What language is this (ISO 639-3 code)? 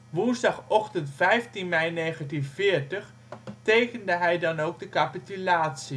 nld